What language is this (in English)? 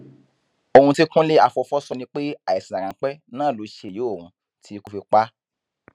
Yoruba